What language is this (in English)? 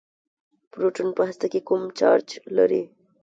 Pashto